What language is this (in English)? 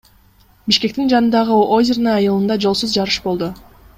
Kyrgyz